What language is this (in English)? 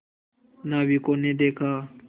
Hindi